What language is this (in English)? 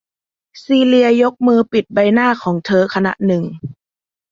Thai